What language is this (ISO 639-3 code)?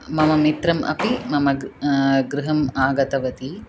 san